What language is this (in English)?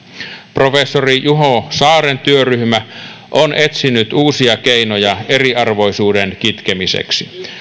Finnish